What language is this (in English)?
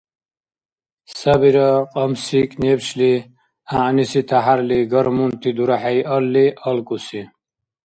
Dargwa